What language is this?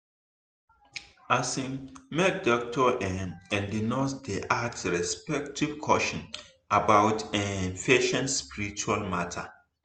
Nigerian Pidgin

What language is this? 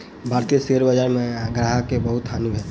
Maithili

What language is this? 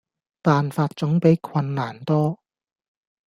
Cantonese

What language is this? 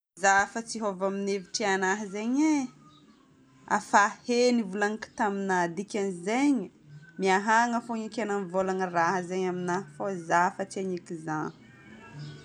Northern Betsimisaraka Malagasy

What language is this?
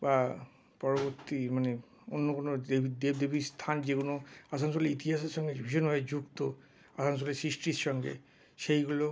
Bangla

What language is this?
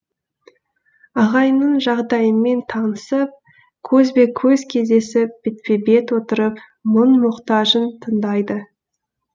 Kazakh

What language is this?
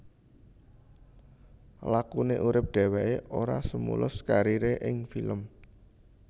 Javanese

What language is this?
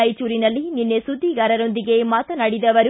Kannada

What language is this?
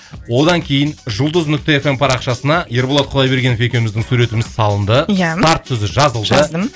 Kazakh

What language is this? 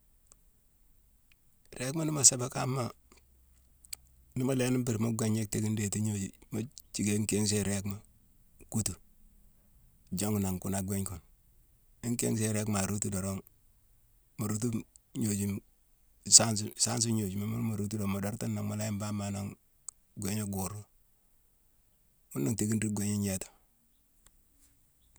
Mansoanka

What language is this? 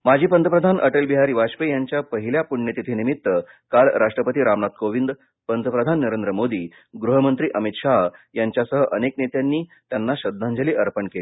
Marathi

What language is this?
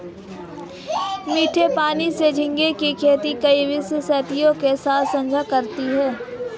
Hindi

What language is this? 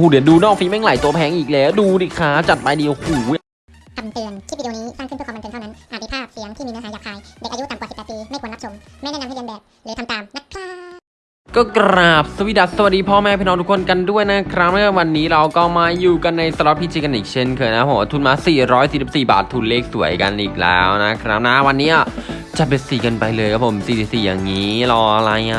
Thai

